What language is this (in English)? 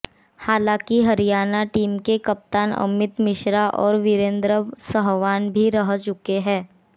Hindi